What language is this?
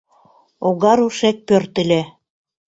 Mari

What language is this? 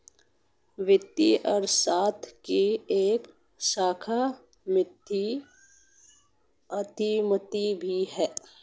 Hindi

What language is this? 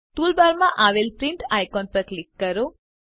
Gujarati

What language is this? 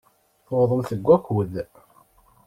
Kabyle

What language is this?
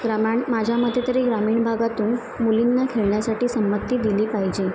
Marathi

